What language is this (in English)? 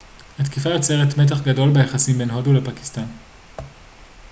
Hebrew